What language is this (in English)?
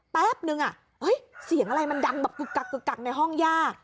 Thai